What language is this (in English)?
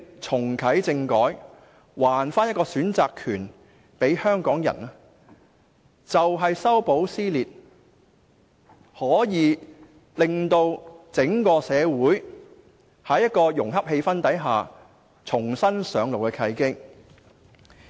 Cantonese